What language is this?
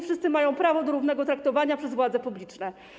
Polish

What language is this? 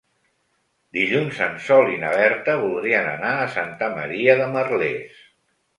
Catalan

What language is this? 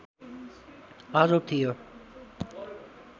Nepali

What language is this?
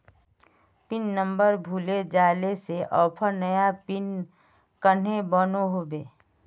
Magahi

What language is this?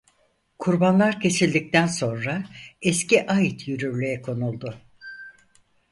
Turkish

